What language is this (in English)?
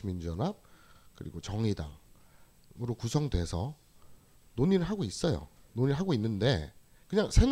Korean